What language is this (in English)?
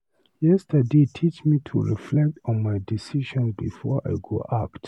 Nigerian Pidgin